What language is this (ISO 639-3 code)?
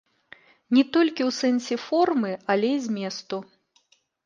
bel